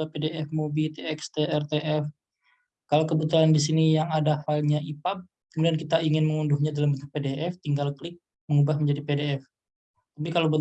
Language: Indonesian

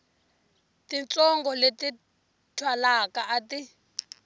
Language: Tsonga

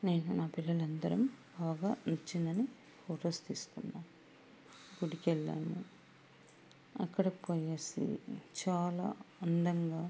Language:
Telugu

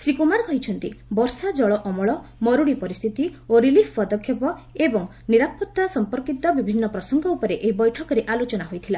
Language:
Odia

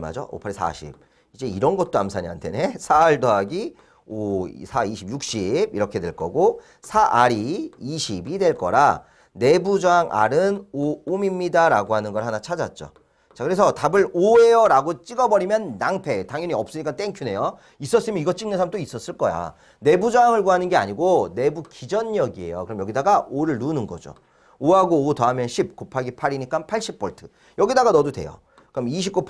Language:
Korean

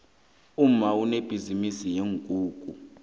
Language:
South Ndebele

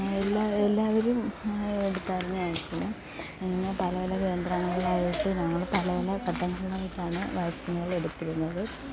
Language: Malayalam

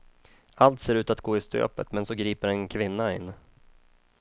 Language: Swedish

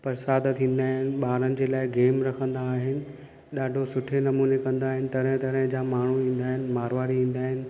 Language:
Sindhi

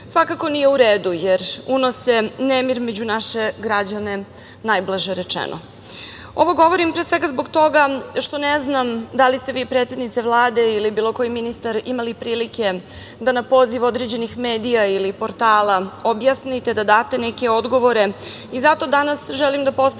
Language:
Serbian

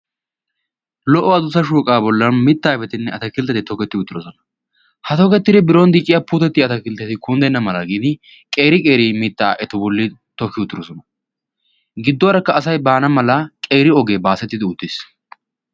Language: Wolaytta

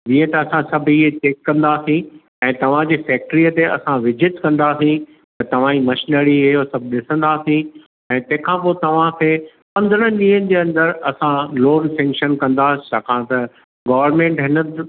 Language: Sindhi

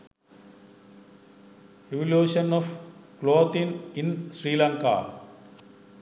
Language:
Sinhala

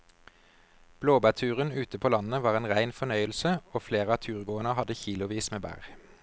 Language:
Norwegian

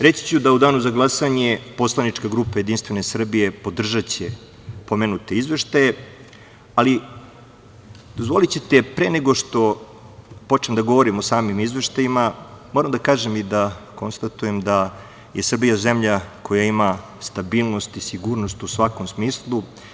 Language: Serbian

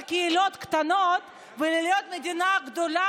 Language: Hebrew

